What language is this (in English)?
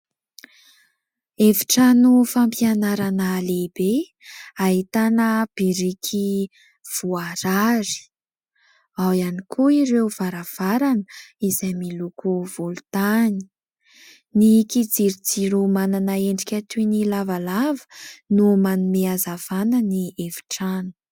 Malagasy